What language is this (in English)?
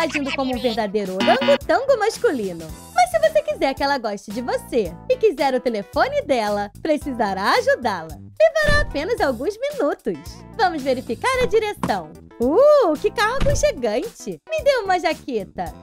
Portuguese